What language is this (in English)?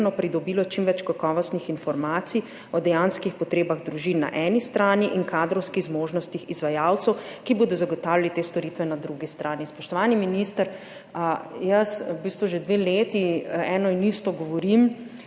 Slovenian